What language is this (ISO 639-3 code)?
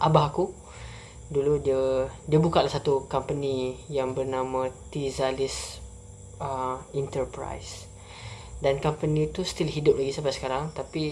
msa